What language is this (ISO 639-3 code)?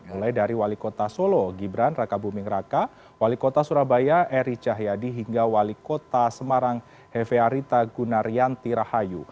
ind